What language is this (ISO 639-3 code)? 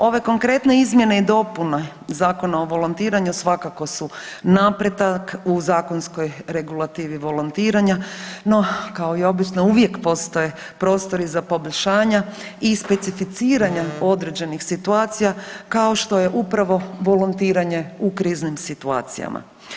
hrv